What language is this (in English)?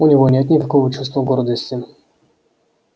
Russian